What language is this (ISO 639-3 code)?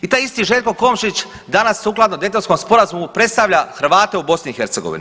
hrv